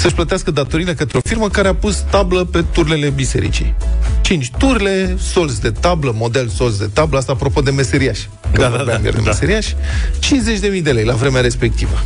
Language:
Romanian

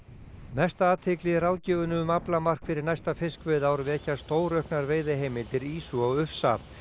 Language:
Icelandic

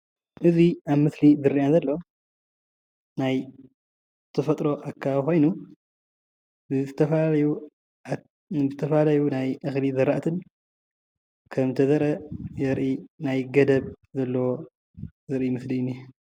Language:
Tigrinya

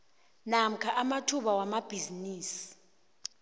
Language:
South Ndebele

